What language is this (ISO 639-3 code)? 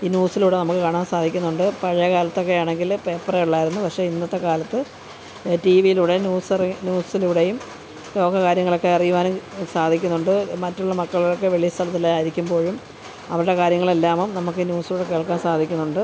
mal